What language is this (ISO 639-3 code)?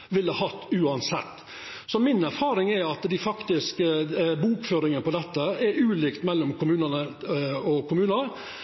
nno